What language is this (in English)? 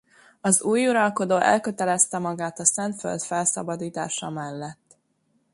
Hungarian